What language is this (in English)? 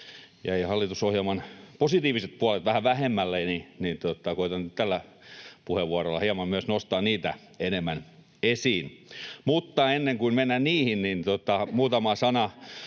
Finnish